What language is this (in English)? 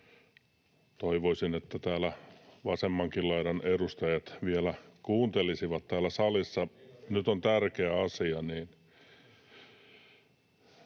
Finnish